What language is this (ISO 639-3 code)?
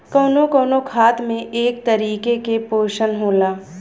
bho